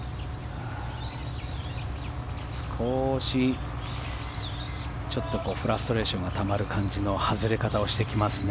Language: Japanese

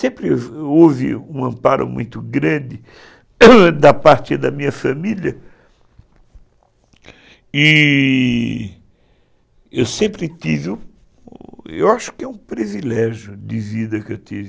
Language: Portuguese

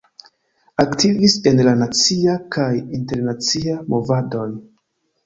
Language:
Esperanto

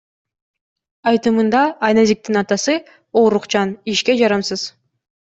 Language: Kyrgyz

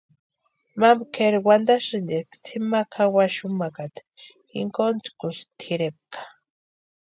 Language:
Western Highland Purepecha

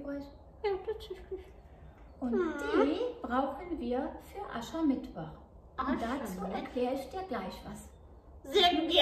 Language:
German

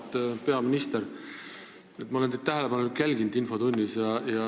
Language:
Estonian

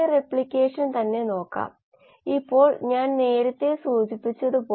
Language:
Malayalam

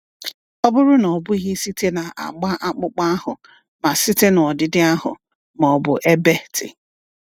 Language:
Igbo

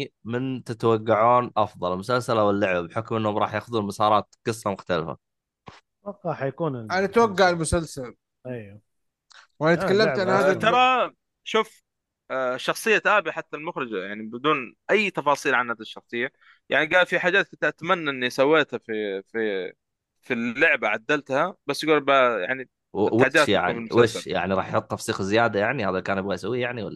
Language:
Arabic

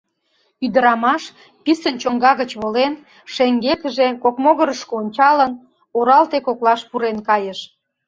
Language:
Mari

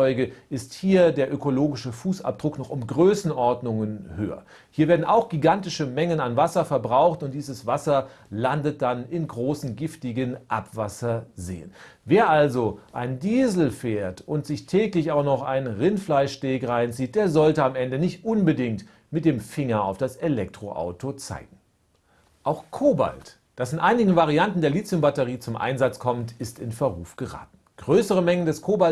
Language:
German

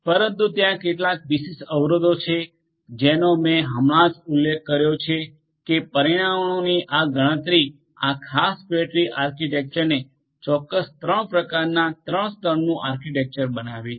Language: Gujarati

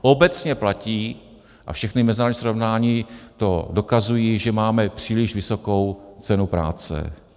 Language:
Czech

